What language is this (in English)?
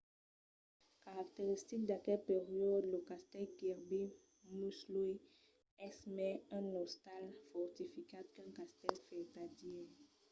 Occitan